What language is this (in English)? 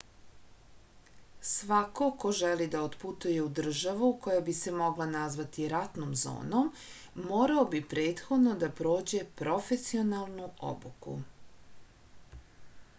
Serbian